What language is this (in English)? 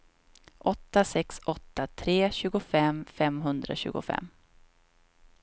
Swedish